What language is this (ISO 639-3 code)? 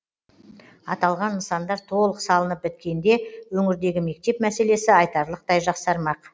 kaz